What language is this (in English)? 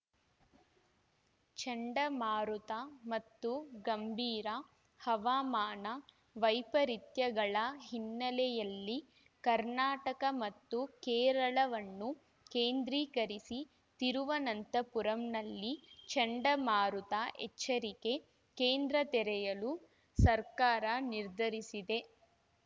Kannada